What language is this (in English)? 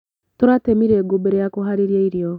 Kikuyu